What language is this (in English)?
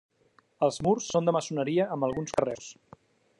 Catalan